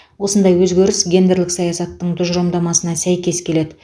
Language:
Kazakh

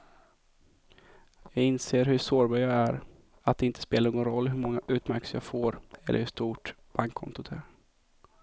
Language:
Swedish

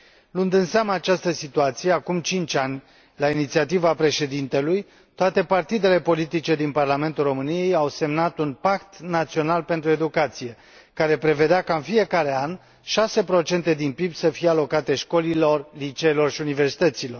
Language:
Romanian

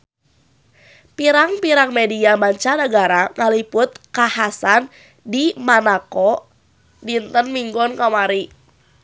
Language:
Sundanese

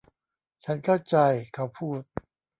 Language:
Thai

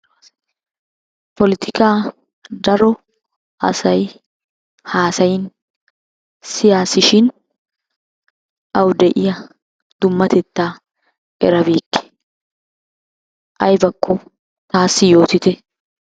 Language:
Wolaytta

